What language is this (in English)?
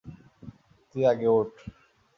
Bangla